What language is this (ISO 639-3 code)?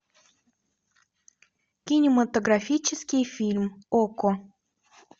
rus